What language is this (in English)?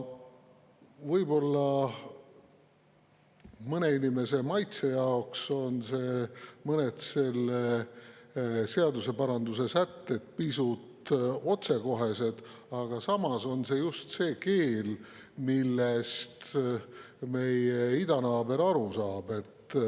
Estonian